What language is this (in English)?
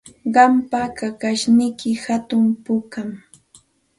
Santa Ana de Tusi Pasco Quechua